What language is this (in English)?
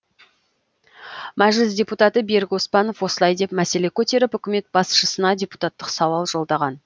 Kazakh